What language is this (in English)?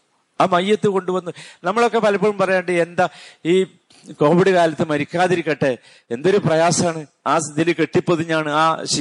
Malayalam